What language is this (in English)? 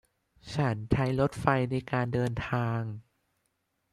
Thai